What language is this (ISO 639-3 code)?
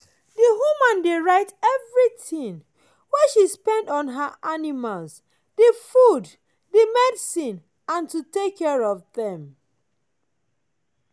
pcm